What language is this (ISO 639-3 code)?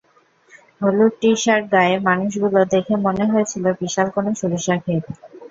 ben